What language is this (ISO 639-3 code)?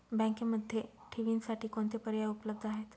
mar